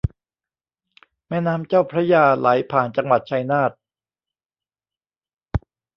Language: Thai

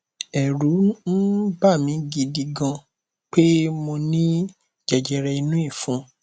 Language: Yoruba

